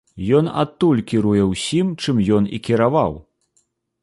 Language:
Belarusian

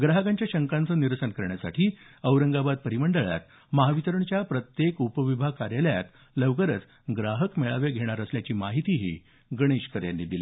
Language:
Marathi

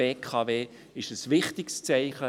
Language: Swiss German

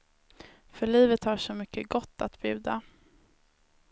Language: Swedish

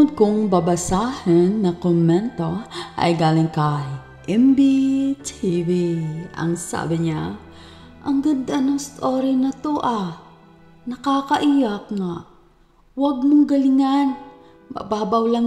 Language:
Filipino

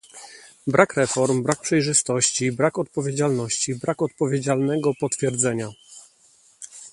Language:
Polish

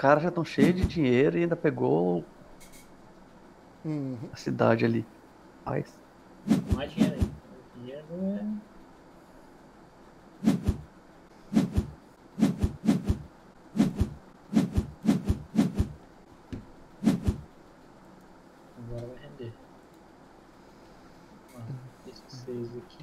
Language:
Portuguese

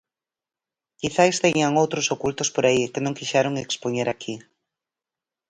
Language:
Galician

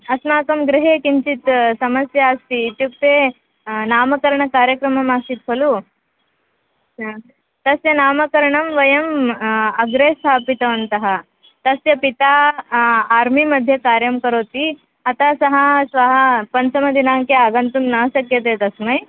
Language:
Sanskrit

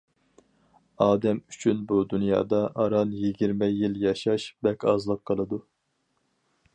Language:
Uyghur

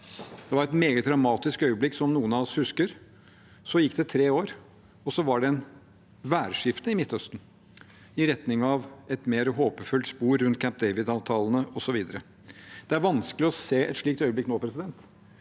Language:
Norwegian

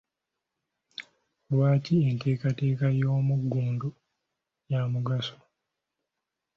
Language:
Ganda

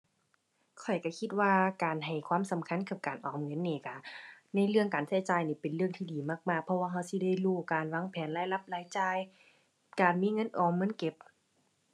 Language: Thai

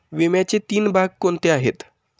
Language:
Marathi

